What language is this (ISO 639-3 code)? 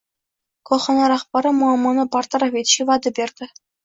uzb